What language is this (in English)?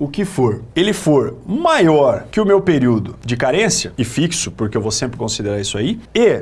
Portuguese